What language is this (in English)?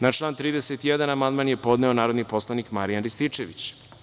Serbian